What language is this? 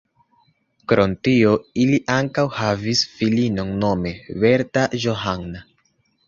Esperanto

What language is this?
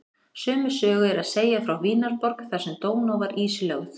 Icelandic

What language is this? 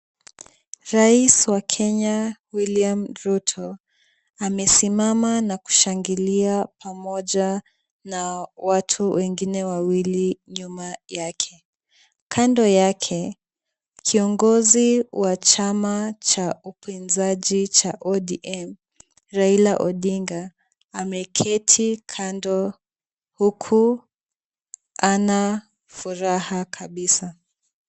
Swahili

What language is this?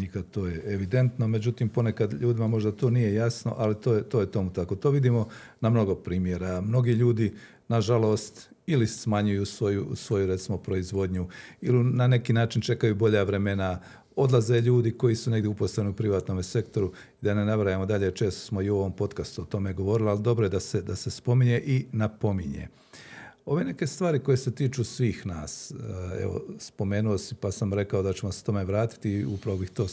Croatian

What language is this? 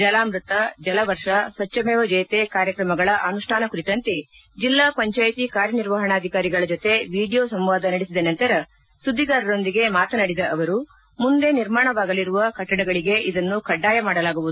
Kannada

